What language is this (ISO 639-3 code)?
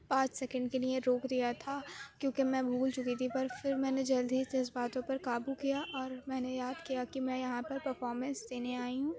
urd